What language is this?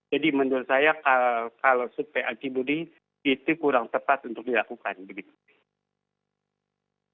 Indonesian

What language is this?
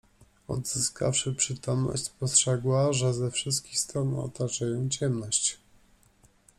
Polish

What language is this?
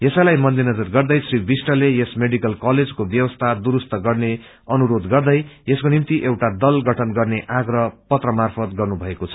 Nepali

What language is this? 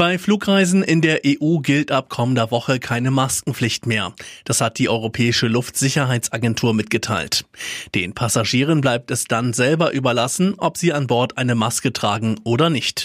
German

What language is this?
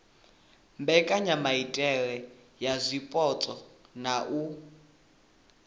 Venda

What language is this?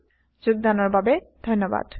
Assamese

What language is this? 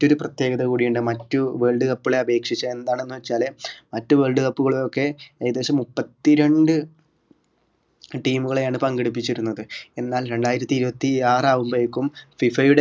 Malayalam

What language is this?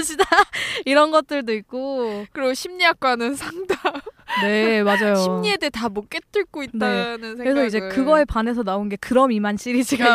Korean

